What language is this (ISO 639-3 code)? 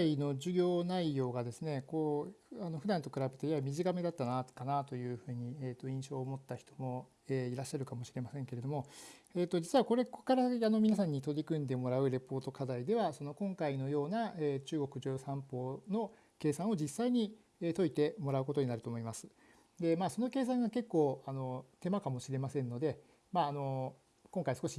jpn